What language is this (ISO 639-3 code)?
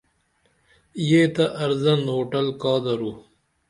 dml